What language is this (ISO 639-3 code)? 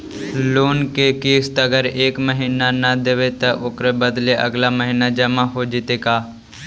mag